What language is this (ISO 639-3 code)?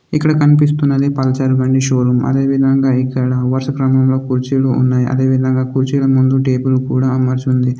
tel